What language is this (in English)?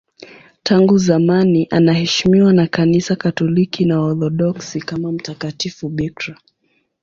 Swahili